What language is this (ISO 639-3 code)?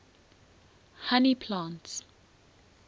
eng